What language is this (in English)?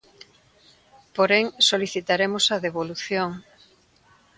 Galician